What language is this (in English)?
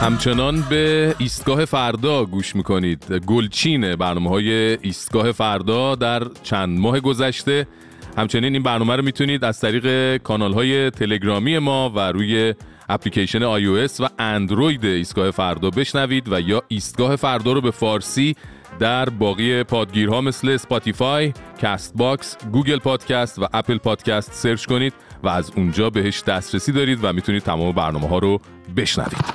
Persian